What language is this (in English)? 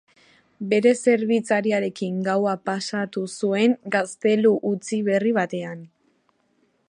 Basque